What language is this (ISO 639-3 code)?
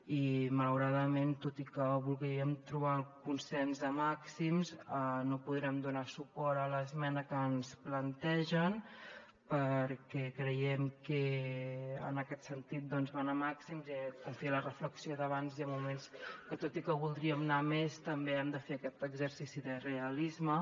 cat